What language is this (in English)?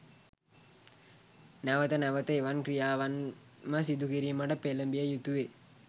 Sinhala